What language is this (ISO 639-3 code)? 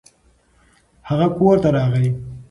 pus